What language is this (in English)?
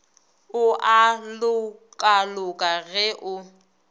Northern Sotho